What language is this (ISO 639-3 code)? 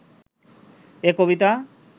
ben